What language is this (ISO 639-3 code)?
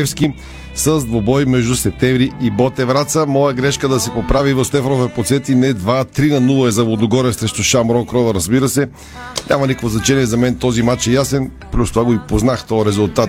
bul